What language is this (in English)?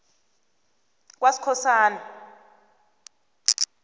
South Ndebele